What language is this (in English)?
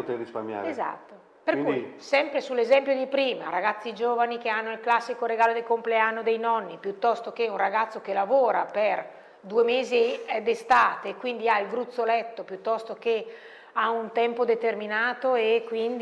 Italian